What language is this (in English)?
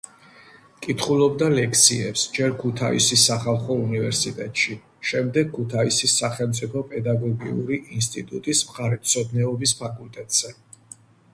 Georgian